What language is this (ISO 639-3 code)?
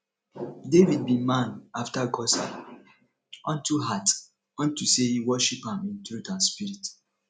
pcm